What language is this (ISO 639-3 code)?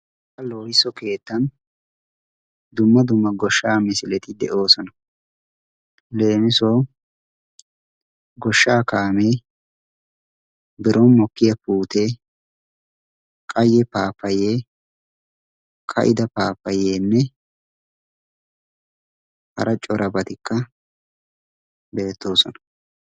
wal